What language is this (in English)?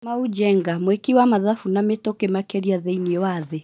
Kikuyu